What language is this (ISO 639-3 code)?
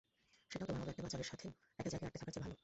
ben